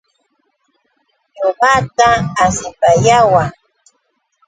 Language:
Yauyos Quechua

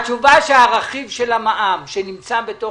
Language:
Hebrew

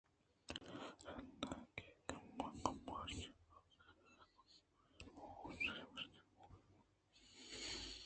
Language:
Eastern Balochi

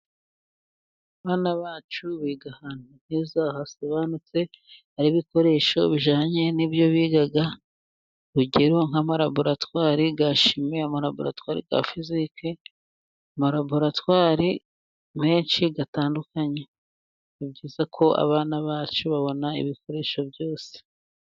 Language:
Kinyarwanda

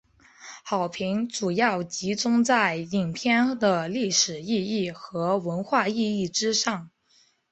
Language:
Chinese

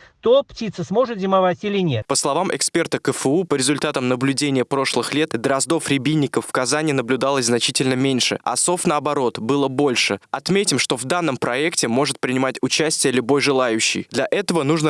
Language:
Russian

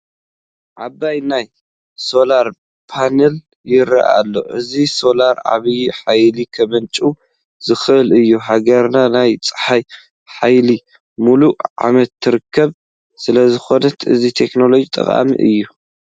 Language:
Tigrinya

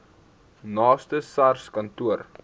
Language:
Afrikaans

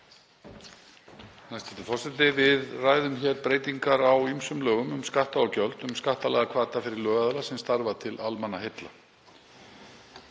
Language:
Icelandic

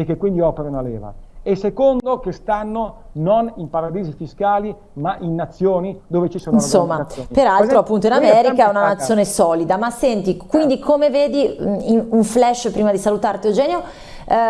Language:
Italian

